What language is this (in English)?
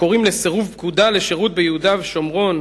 Hebrew